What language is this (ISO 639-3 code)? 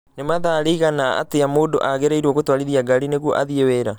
kik